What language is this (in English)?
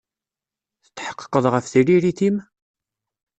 Kabyle